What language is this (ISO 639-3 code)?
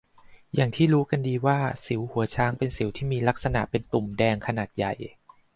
tha